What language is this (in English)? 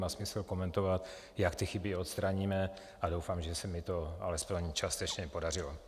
Czech